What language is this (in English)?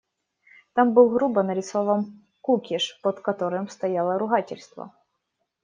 Russian